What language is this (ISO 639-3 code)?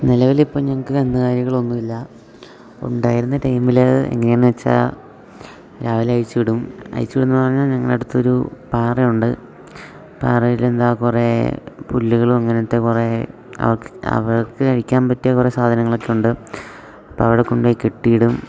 mal